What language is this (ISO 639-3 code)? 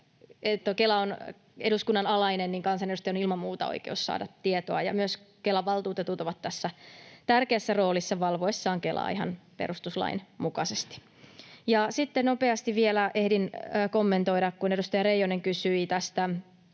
fin